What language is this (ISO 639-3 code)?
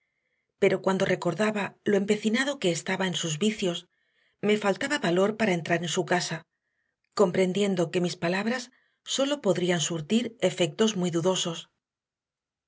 spa